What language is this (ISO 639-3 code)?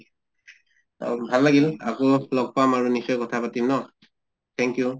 asm